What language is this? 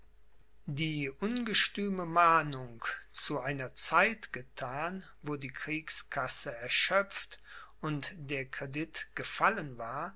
German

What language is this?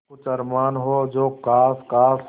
Hindi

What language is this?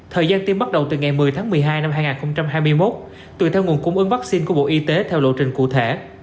Vietnamese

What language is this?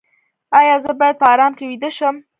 Pashto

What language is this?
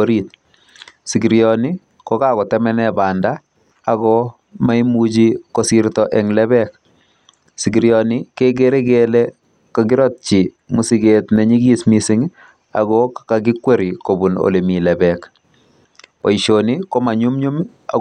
Kalenjin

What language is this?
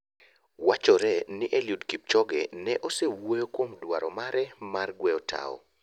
Luo (Kenya and Tanzania)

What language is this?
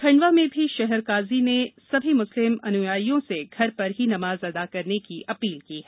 Hindi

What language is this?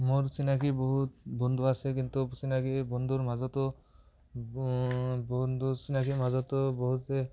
Assamese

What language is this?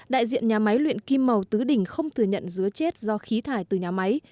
Vietnamese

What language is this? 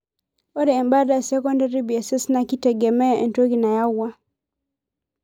Masai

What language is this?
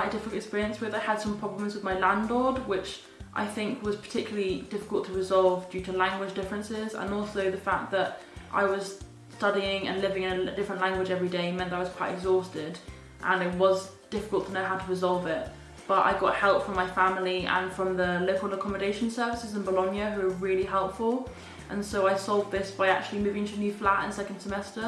English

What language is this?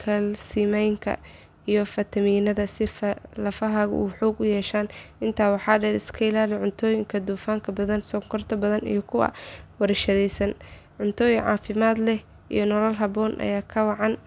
Somali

